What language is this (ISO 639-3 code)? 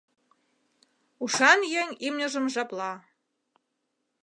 chm